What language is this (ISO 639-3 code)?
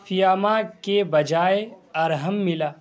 urd